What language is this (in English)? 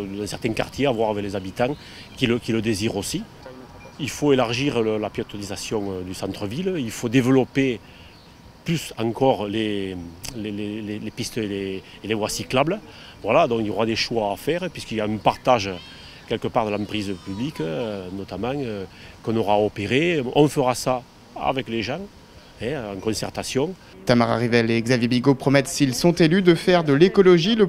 French